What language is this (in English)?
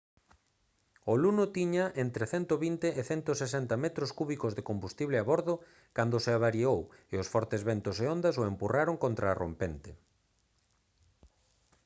Galician